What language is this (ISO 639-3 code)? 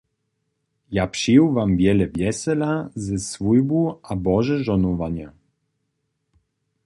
hsb